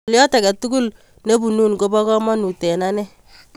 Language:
Kalenjin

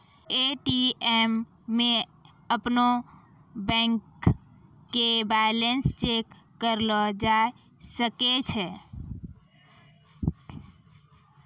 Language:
Maithili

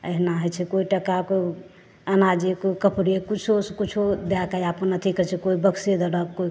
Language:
Maithili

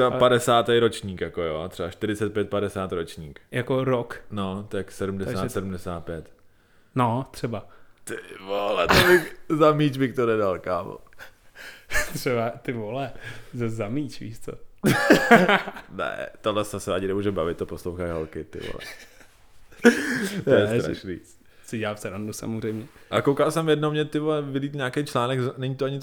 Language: Czech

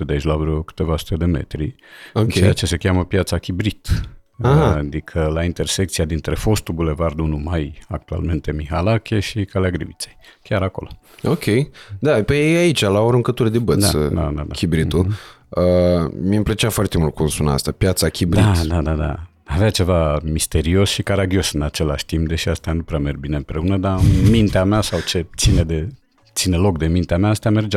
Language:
Romanian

